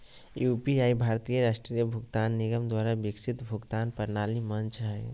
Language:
Magahi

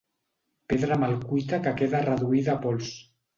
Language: Catalan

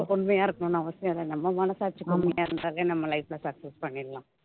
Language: Tamil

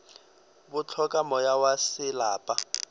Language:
Northern Sotho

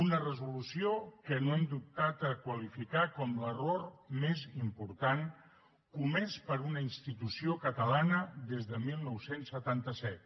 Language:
Catalan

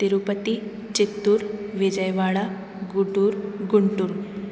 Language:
Sanskrit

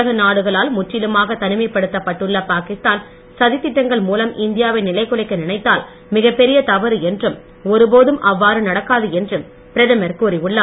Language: Tamil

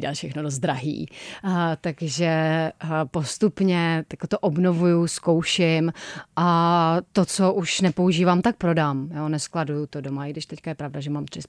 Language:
Czech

